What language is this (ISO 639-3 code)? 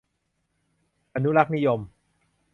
tha